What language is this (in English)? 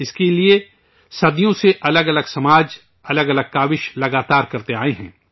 Urdu